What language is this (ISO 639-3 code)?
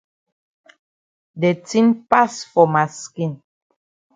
wes